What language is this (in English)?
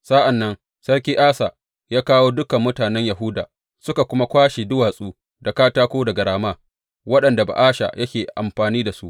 Hausa